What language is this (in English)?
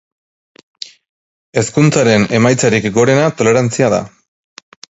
Basque